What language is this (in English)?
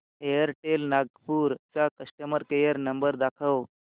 Marathi